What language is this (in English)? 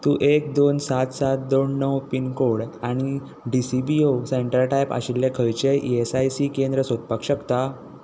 Konkani